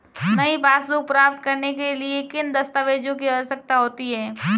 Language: Hindi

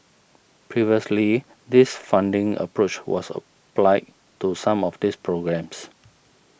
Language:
English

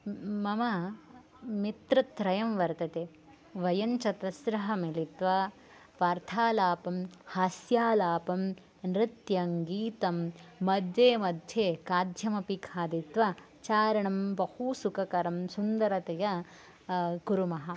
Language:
Sanskrit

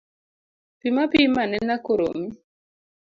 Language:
Luo (Kenya and Tanzania)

